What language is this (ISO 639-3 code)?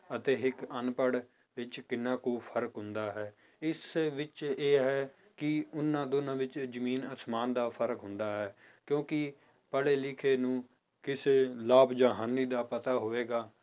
pan